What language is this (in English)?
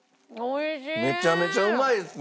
Japanese